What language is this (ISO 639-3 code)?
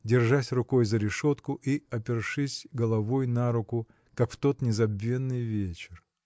rus